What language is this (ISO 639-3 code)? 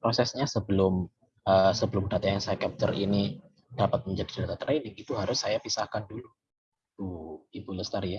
ind